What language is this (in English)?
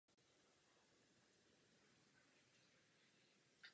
Czech